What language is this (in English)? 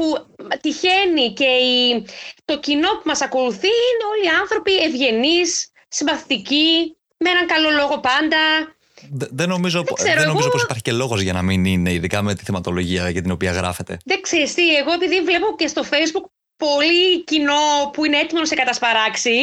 Greek